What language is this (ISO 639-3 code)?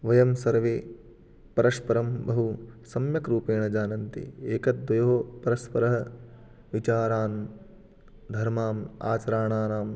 san